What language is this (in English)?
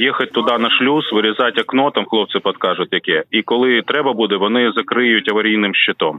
Ukrainian